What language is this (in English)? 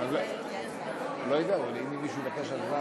Hebrew